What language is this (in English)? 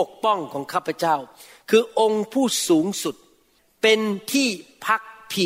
Thai